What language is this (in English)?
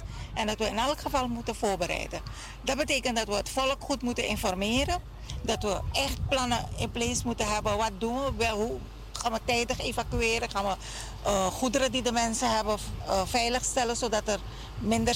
Dutch